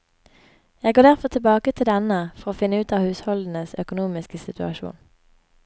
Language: Norwegian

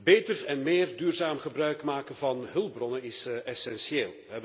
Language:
Dutch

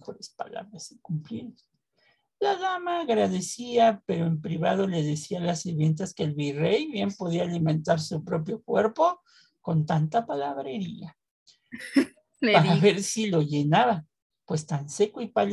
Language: Spanish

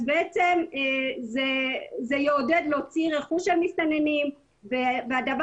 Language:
Hebrew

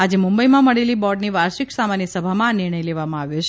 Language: Gujarati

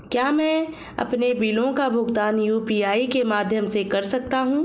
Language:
Hindi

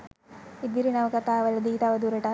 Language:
Sinhala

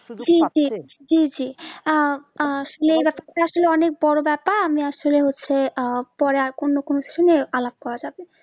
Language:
Bangla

